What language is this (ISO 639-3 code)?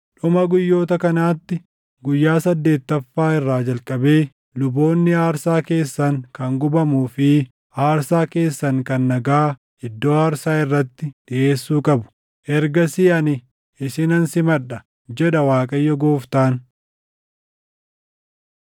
orm